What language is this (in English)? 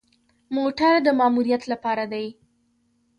Pashto